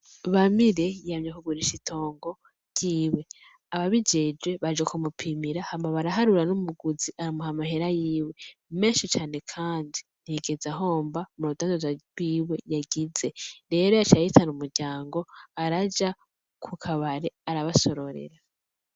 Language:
Rundi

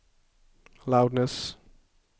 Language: Swedish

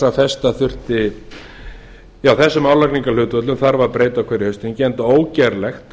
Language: Icelandic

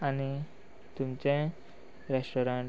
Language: Konkani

